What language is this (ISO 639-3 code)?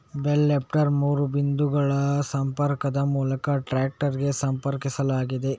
kan